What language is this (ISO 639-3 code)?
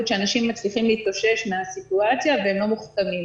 heb